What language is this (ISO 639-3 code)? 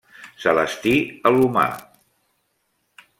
cat